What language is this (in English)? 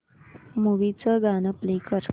Marathi